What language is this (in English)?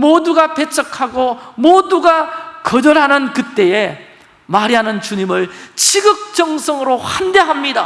Korean